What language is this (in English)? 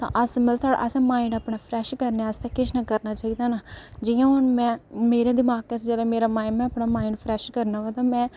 Dogri